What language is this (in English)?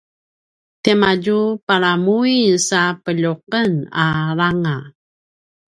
Paiwan